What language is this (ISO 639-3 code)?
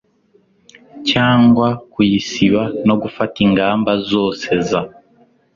kin